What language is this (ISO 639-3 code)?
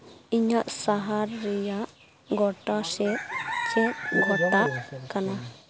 sat